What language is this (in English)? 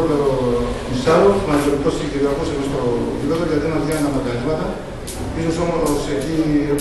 Greek